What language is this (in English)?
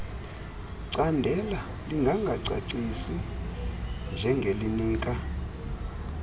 Xhosa